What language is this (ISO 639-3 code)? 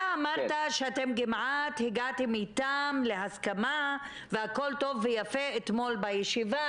heb